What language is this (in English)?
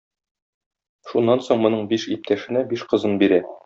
Tatar